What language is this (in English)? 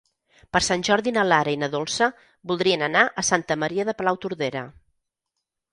Catalan